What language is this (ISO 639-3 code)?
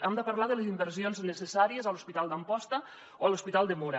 cat